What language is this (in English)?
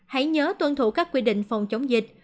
Vietnamese